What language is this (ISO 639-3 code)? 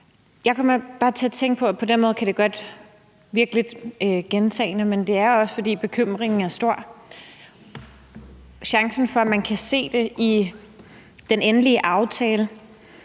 dan